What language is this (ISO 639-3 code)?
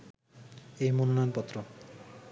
ben